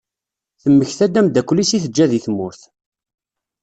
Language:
Kabyle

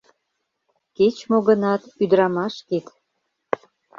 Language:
Mari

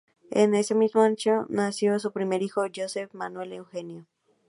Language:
Spanish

